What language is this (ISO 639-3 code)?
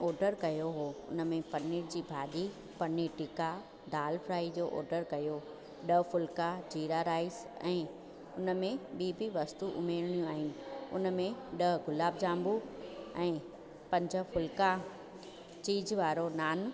snd